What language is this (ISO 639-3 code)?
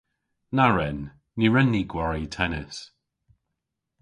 cor